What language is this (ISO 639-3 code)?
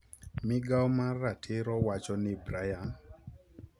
luo